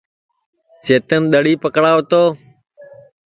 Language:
Sansi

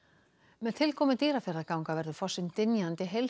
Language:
Icelandic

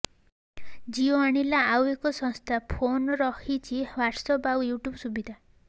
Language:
Odia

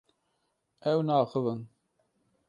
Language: Kurdish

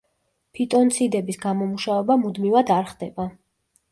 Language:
Georgian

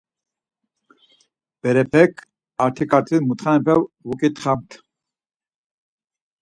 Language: Laz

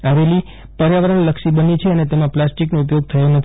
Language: Gujarati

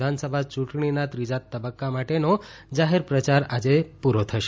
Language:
Gujarati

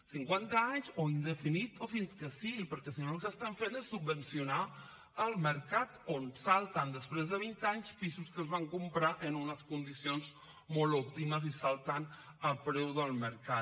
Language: Catalan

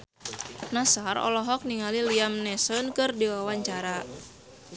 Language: Sundanese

